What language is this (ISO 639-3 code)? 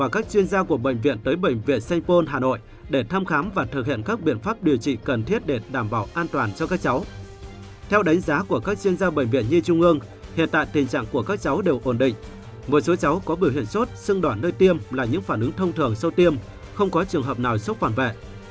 vie